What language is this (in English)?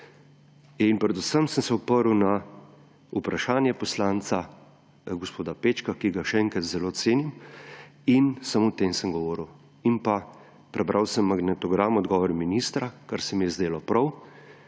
Slovenian